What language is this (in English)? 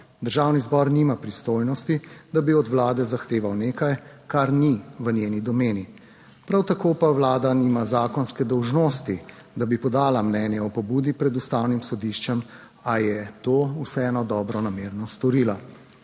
Slovenian